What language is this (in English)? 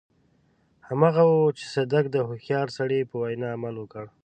Pashto